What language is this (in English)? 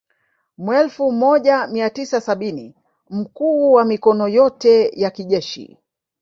Swahili